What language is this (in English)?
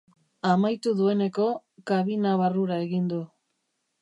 Basque